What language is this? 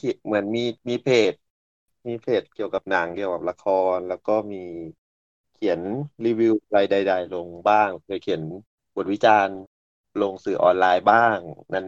Thai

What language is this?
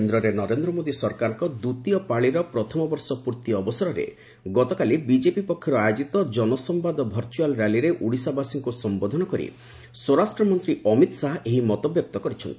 Odia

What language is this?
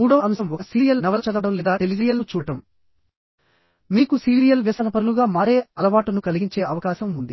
Telugu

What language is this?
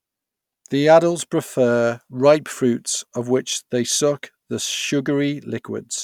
English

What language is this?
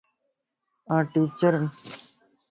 Lasi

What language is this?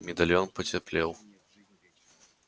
Russian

